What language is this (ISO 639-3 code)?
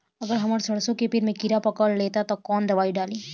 bho